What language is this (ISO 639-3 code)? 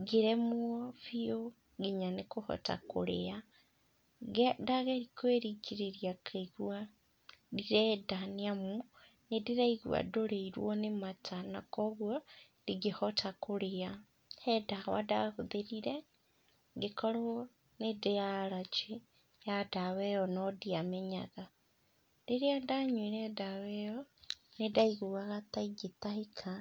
kik